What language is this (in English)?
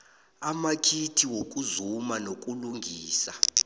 South Ndebele